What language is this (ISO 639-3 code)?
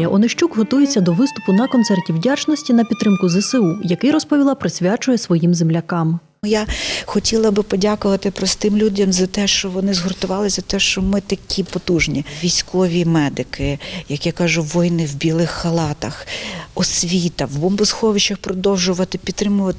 ukr